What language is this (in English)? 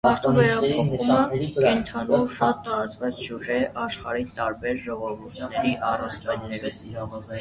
Armenian